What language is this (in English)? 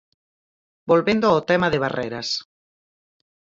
Galician